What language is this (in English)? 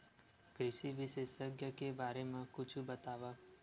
Chhattisgarhi